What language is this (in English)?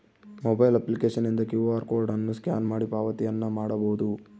Kannada